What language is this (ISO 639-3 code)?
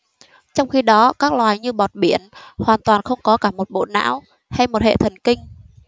vie